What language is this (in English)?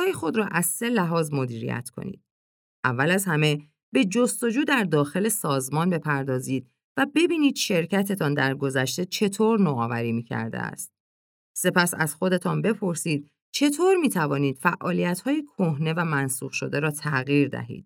Persian